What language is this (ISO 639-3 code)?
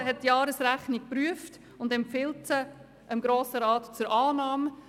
gsw